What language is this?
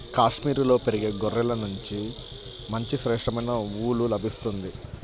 Telugu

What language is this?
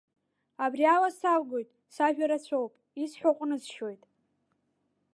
Abkhazian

